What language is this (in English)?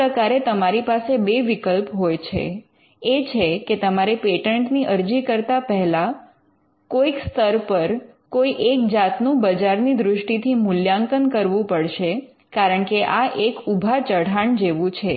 Gujarati